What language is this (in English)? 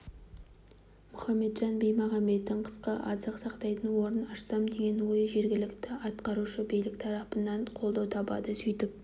Kazakh